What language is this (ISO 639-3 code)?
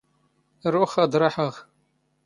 zgh